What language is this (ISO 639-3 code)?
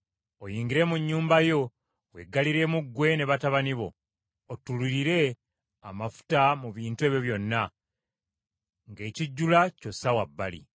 lug